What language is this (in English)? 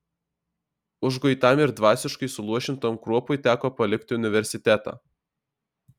Lithuanian